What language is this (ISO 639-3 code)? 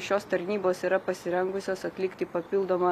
lit